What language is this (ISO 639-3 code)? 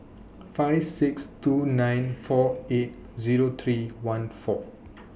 eng